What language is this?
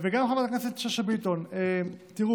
Hebrew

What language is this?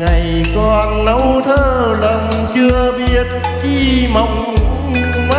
Vietnamese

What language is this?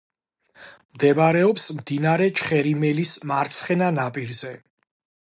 Georgian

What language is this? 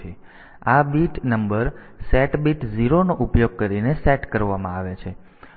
Gujarati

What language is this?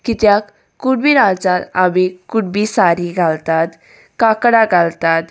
Konkani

